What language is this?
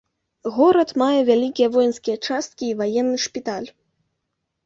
Belarusian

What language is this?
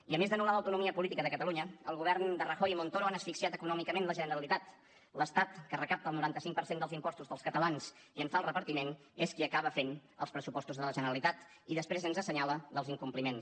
Catalan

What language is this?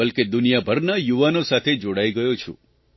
Gujarati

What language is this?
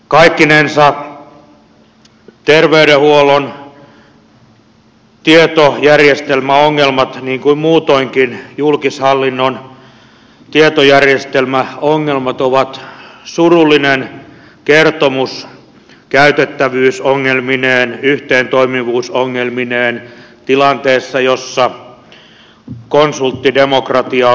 Finnish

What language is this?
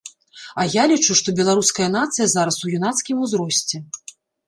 Belarusian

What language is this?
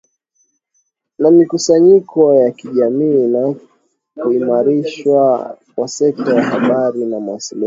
Swahili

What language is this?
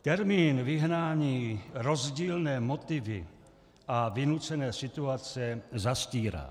Czech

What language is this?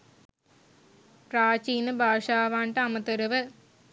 Sinhala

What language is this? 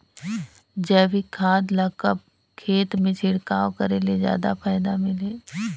Chhattisgarhi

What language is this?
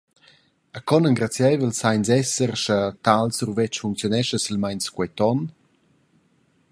Romansh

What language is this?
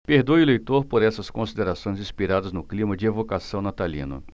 Portuguese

